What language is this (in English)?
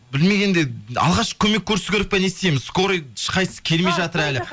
Kazakh